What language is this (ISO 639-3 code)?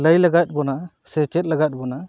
sat